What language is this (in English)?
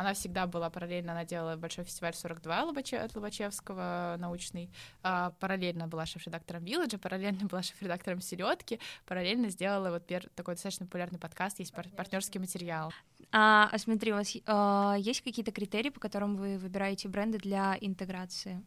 Russian